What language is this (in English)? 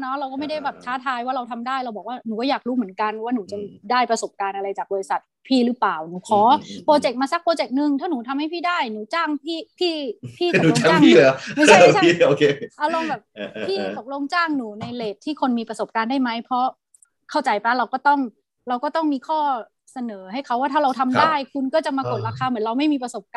Thai